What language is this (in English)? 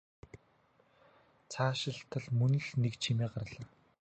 Mongolian